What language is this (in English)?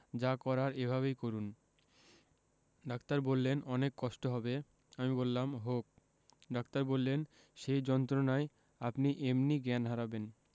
Bangla